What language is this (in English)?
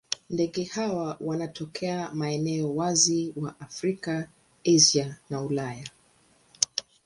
Swahili